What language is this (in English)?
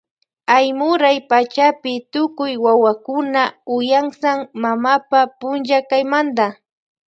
Loja Highland Quichua